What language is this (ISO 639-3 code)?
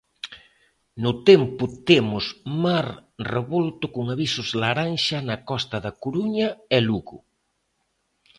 glg